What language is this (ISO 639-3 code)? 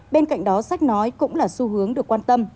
vie